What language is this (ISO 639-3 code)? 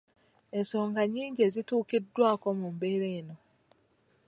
lug